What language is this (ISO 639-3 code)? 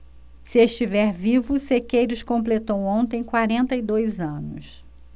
por